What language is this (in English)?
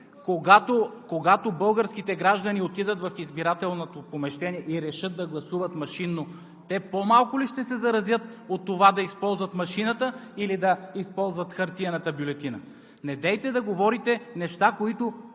Bulgarian